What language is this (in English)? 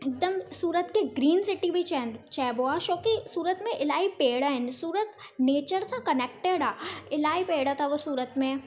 Sindhi